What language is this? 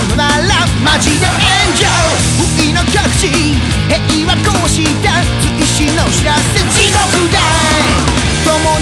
Indonesian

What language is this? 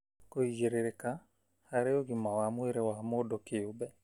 Kikuyu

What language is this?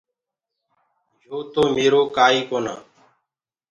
Gurgula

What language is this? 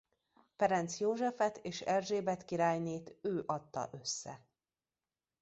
Hungarian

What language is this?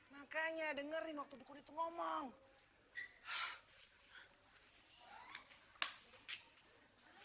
Indonesian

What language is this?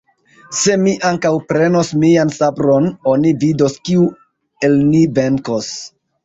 Esperanto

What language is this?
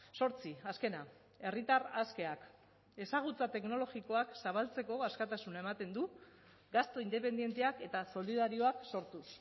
Basque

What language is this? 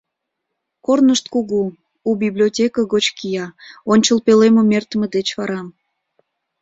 Mari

